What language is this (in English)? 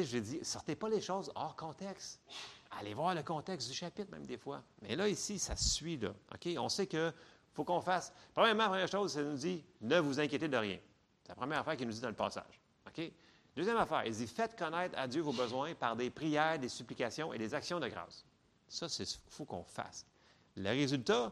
French